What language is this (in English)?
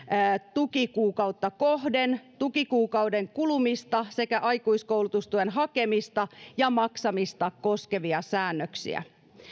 Finnish